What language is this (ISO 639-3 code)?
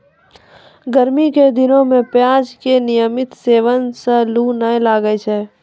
mai